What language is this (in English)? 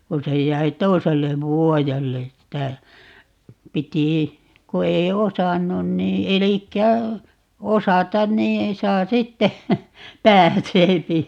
Finnish